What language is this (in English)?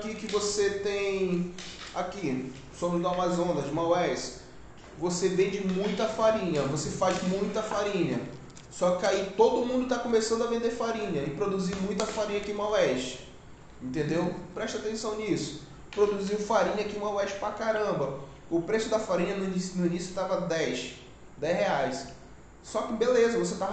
Portuguese